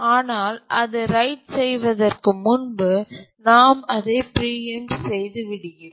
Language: Tamil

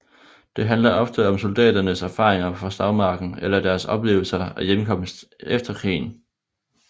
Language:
Danish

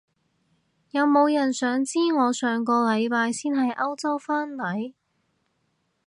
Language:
Cantonese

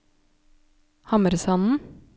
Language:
Norwegian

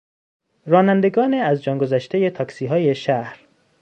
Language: Persian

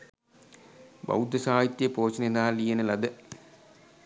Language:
Sinhala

